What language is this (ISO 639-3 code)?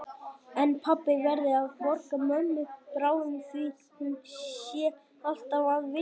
isl